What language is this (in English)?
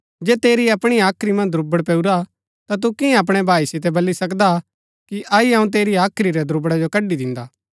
Gaddi